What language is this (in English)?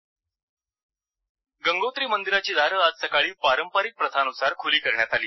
Marathi